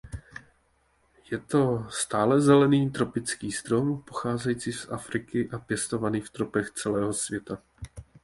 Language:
Czech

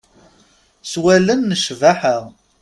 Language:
Kabyle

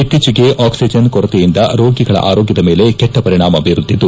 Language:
Kannada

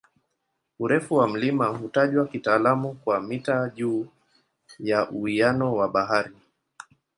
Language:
Swahili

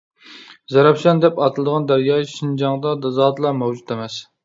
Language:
Uyghur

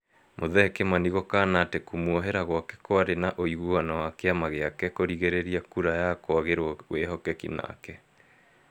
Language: Kikuyu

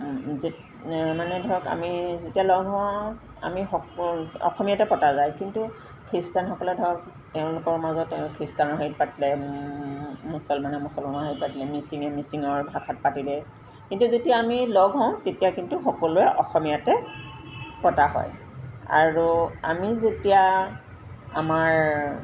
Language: Assamese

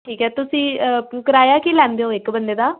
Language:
Punjabi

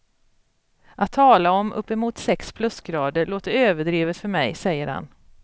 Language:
Swedish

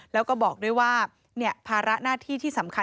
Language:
Thai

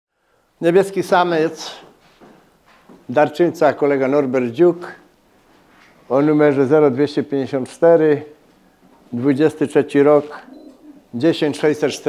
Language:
Polish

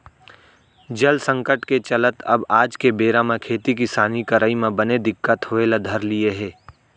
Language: Chhattisgarhi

